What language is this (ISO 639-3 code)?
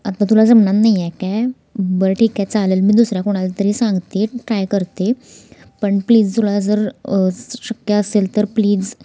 mar